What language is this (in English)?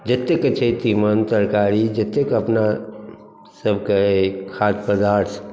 Maithili